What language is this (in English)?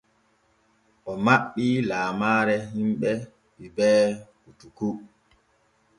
Borgu Fulfulde